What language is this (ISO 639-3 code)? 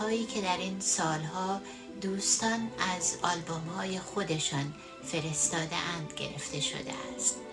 fas